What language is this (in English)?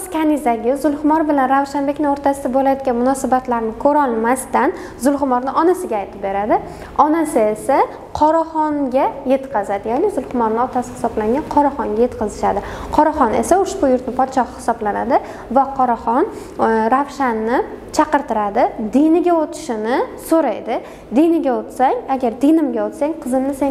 Turkish